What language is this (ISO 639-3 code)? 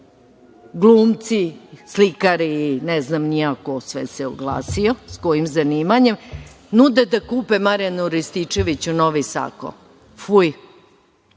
srp